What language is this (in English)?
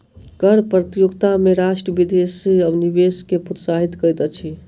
Maithili